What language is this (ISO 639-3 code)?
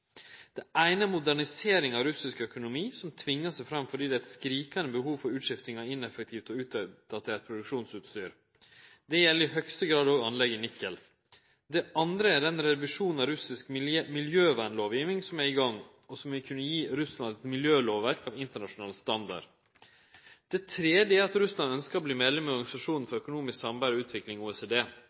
nno